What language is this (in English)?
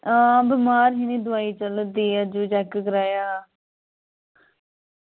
Dogri